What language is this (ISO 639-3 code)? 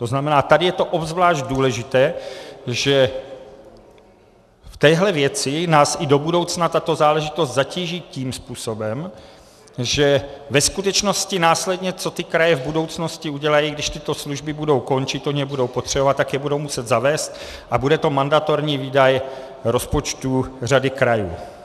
ces